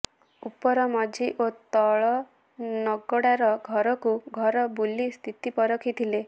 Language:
Odia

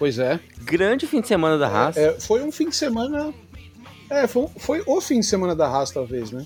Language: Portuguese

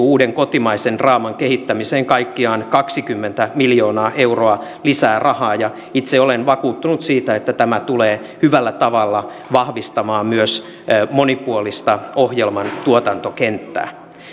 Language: Finnish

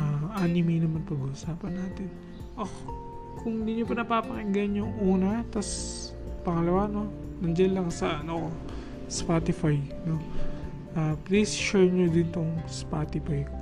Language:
Filipino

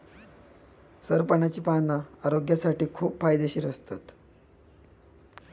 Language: Marathi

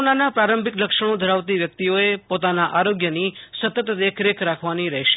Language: Gujarati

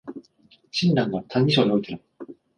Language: Japanese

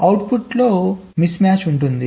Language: Telugu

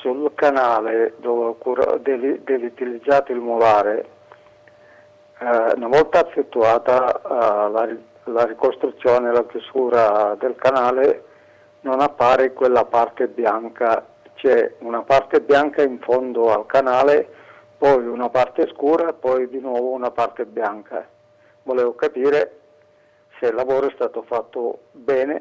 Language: Italian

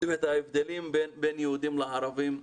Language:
Hebrew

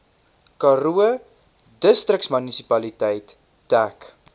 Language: Afrikaans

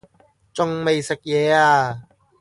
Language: Cantonese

